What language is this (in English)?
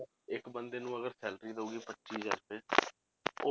Punjabi